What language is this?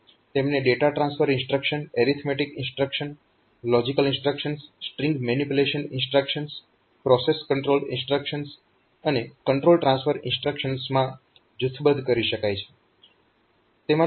Gujarati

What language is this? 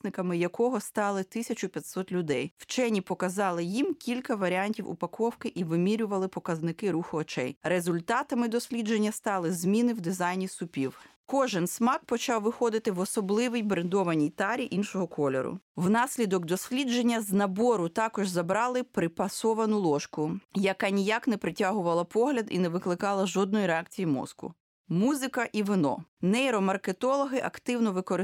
Ukrainian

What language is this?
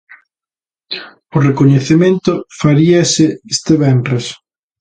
Galician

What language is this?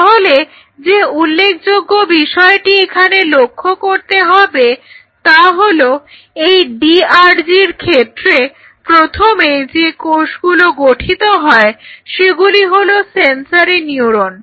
Bangla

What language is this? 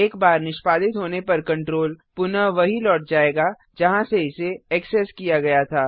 Hindi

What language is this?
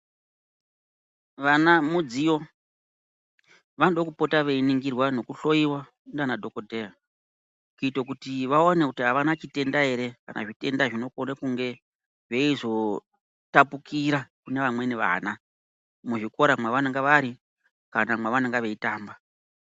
Ndau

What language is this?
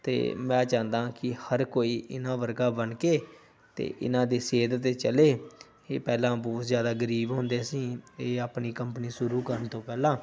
Punjabi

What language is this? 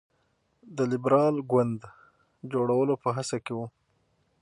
Pashto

